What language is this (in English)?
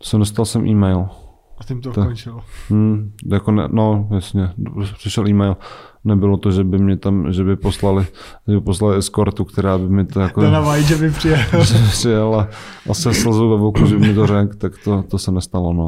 Czech